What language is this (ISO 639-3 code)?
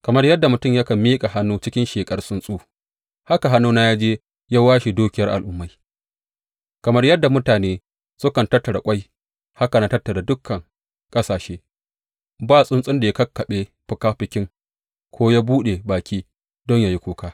hau